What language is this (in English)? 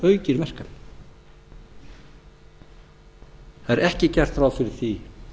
Icelandic